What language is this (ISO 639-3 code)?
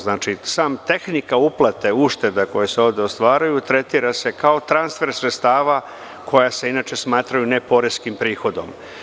srp